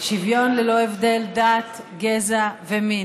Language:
Hebrew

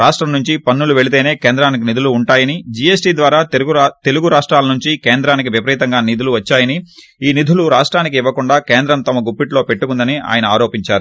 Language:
Telugu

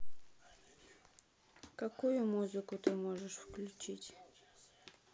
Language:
Russian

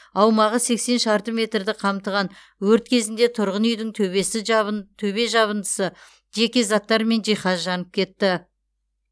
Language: Kazakh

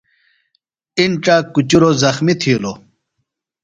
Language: Phalura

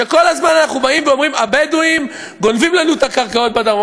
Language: Hebrew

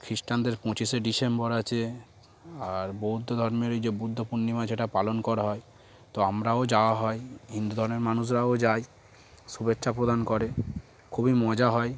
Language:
Bangla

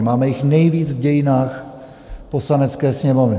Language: Czech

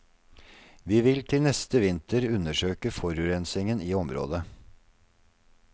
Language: Norwegian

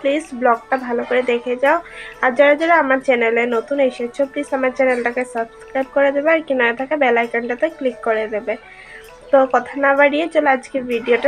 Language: Thai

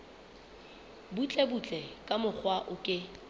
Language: Southern Sotho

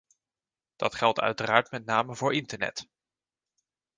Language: Dutch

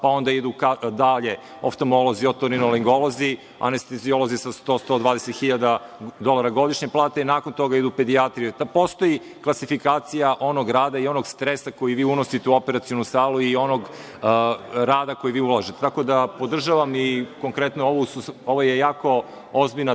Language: Serbian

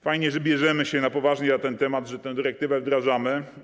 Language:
Polish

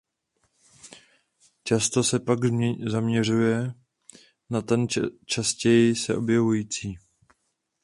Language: Czech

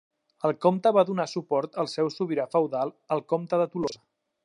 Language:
Catalan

